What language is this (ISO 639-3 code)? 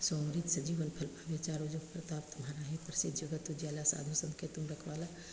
mai